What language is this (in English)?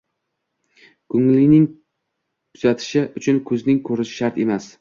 Uzbek